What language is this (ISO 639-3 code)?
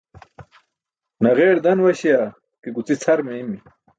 bsk